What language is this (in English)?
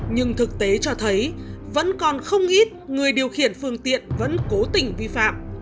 Vietnamese